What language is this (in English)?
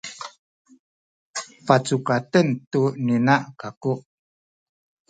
Sakizaya